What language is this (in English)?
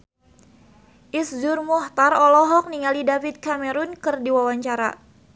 Sundanese